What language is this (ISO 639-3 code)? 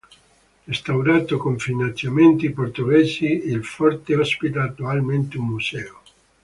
ita